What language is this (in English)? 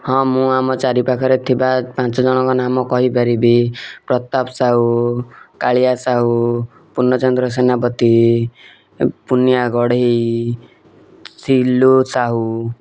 Odia